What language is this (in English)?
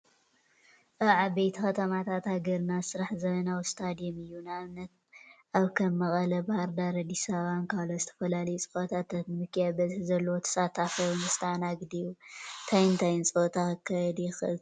Tigrinya